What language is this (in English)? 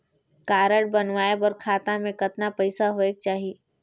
Chhattisgarhi